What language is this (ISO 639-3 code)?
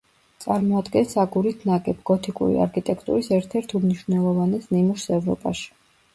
kat